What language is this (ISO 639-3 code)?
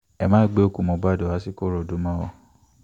yor